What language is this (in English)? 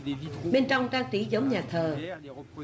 Vietnamese